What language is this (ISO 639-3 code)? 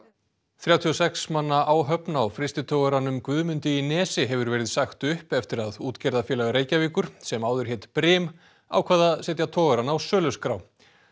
isl